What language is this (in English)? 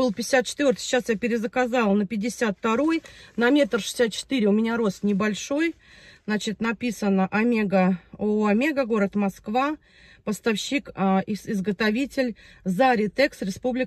Russian